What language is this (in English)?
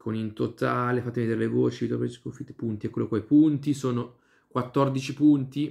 Italian